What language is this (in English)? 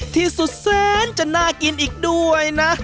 Thai